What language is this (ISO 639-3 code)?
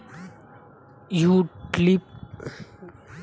bho